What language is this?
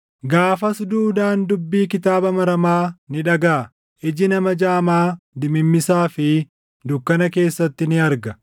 Oromo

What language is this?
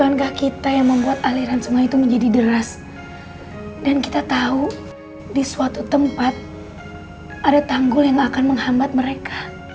Indonesian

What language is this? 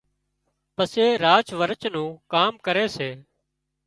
Wadiyara Koli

